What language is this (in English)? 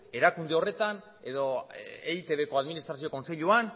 Basque